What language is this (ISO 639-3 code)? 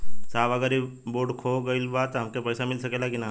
bho